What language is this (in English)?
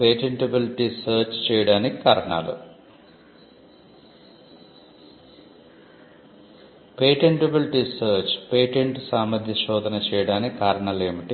Telugu